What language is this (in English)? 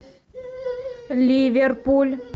Russian